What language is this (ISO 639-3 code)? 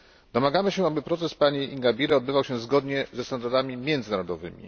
pol